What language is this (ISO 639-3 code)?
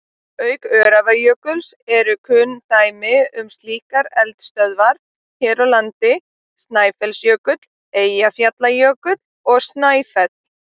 isl